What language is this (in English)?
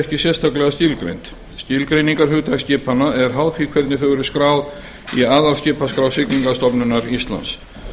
Icelandic